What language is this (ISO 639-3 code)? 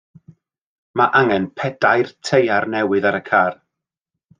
cym